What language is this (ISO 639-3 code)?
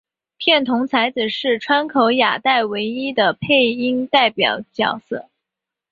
zho